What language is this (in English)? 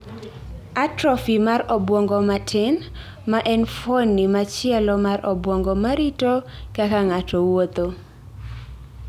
Luo (Kenya and Tanzania)